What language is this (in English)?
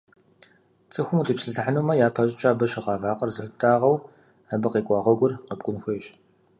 Kabardian